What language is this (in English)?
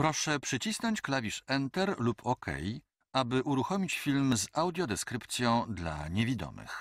Polish